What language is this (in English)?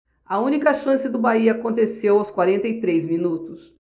Portuguese